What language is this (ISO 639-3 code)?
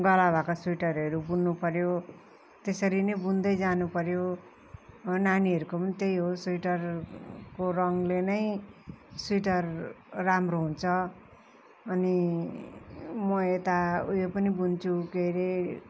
nep